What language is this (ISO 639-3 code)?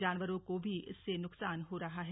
hin